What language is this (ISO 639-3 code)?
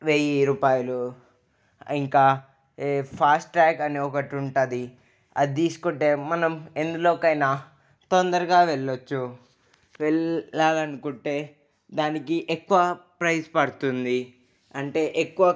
tel